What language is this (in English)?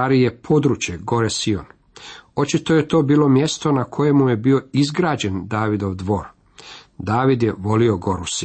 Croatian